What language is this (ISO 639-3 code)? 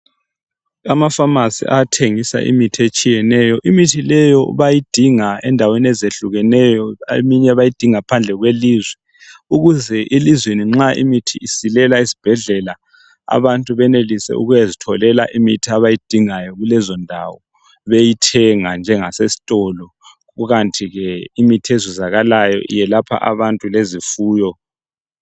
nde